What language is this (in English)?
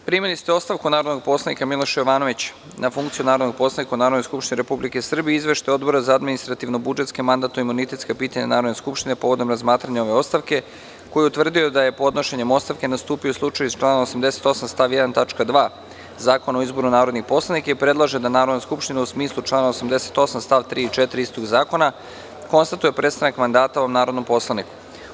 Serbian